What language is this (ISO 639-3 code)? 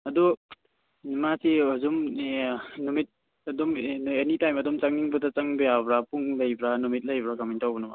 mni